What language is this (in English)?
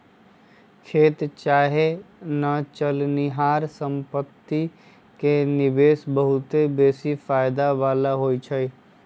Magahi